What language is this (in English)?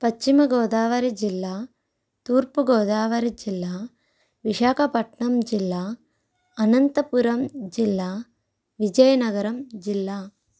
Telugu